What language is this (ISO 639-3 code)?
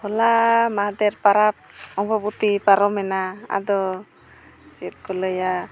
sat